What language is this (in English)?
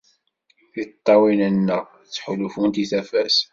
Kabyle